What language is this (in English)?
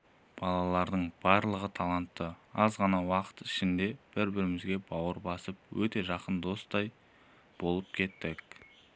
Kazakh